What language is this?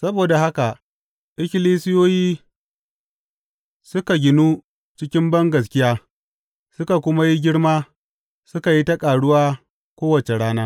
Hausa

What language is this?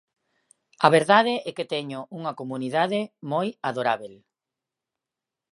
Galician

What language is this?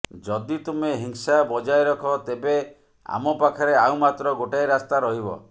Odia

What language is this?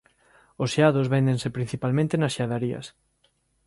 Galician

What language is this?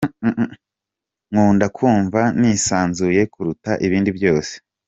Kinyarwanda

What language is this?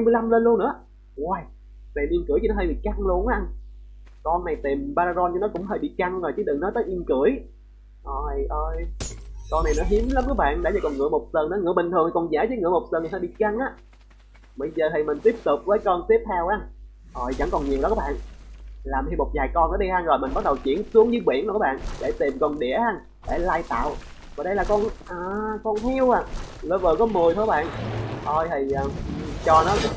Vietnamese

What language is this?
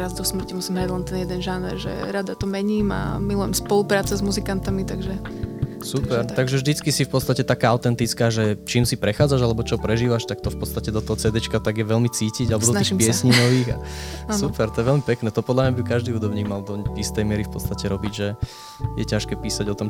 Slovak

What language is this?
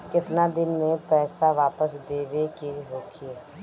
Bhojpuri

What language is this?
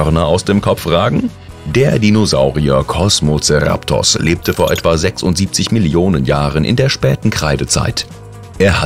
German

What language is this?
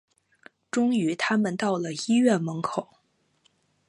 Chinese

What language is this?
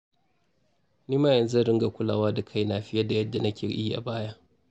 Hausa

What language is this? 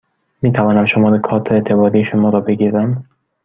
Persian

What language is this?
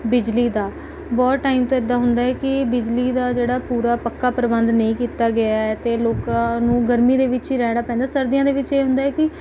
Punjabi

